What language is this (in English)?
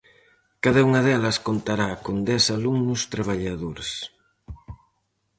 Galician